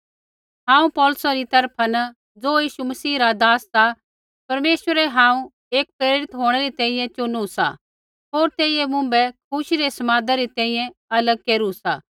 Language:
Kullu Pahari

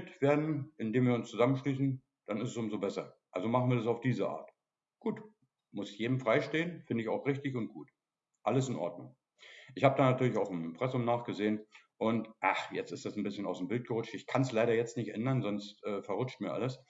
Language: German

